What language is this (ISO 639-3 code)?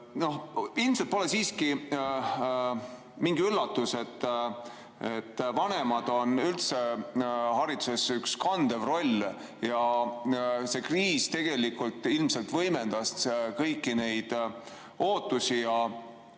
est